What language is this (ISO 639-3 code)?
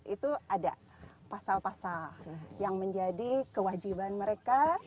ind